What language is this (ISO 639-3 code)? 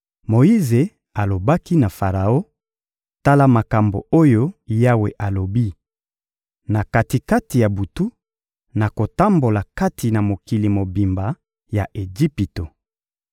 lin